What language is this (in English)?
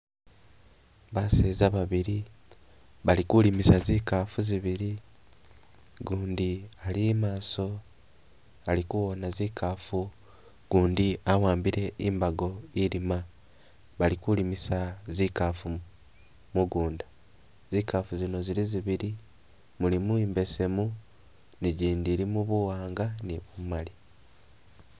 Masaaba